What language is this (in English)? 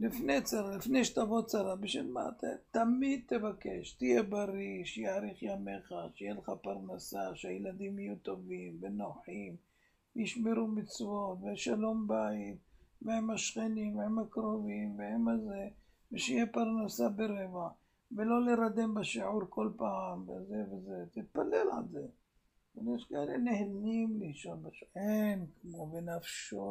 Hebrew